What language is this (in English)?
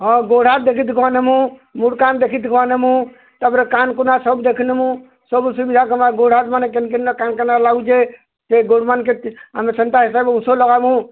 Odia